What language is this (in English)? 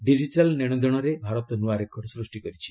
Odia